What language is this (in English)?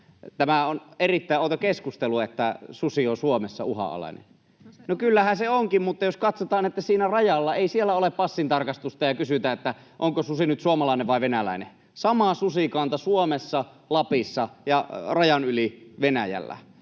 Finnish